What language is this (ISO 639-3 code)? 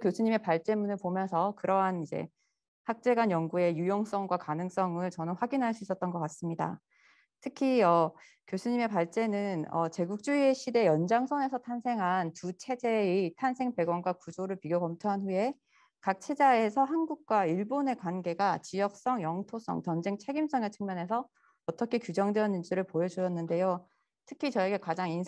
kor